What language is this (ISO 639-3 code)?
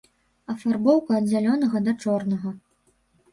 bel